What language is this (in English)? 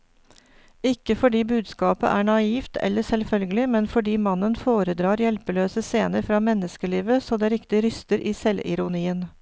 Norwegian